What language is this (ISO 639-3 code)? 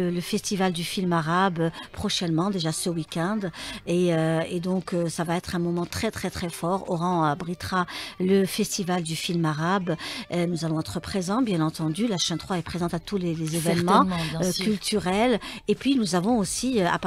fra